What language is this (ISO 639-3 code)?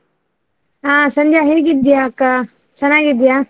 kan